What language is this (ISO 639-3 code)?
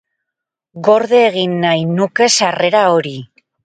eus